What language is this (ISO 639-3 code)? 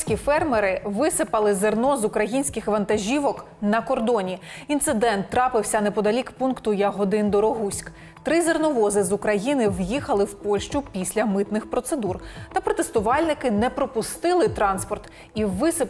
ukr